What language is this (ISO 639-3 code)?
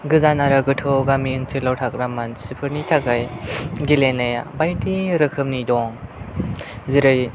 brx